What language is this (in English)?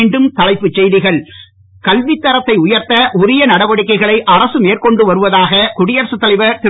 Tamil